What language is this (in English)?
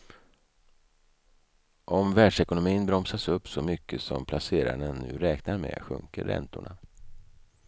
Swedish